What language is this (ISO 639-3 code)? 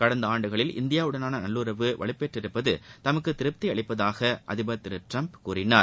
tam